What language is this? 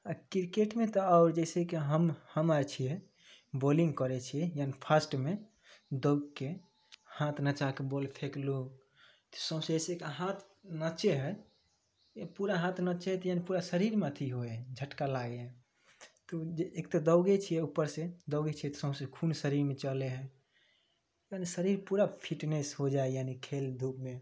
Maithili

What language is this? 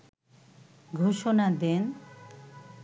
Bangla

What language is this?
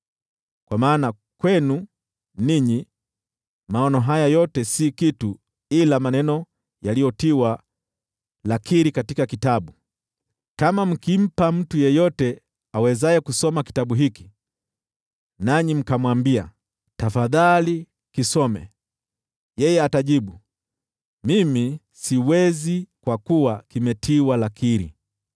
Swahili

